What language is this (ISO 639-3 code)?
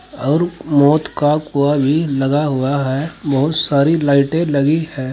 hin